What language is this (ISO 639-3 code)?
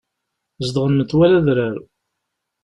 kab